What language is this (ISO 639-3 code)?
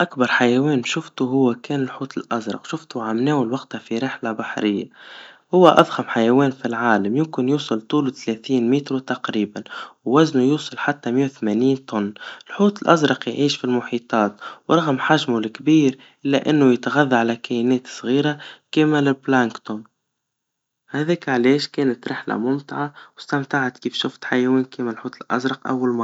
aeb